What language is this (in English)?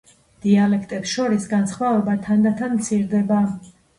Georgian